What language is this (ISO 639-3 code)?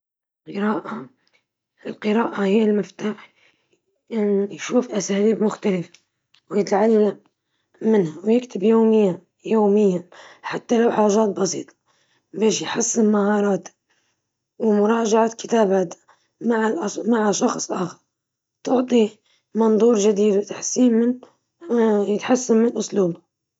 ayl